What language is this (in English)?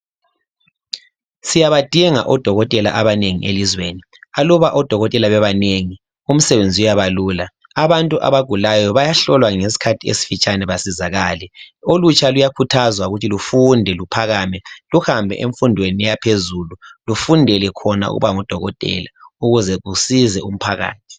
North Ndebele